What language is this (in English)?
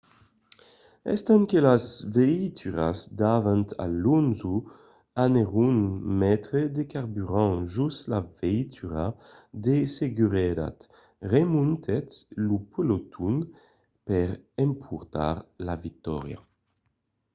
Occitan